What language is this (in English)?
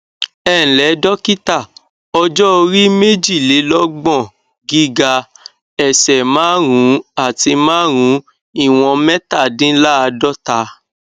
Yoruba